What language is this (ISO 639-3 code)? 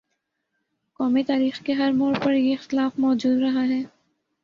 urd